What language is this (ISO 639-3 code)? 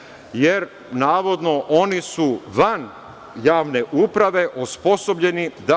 srp